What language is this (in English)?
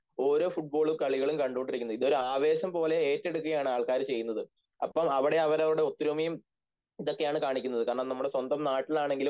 Malayalam